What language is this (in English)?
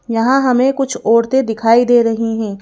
Hindi